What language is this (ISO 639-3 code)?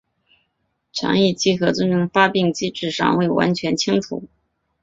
zho